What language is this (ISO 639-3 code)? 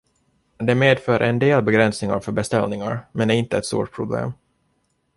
swe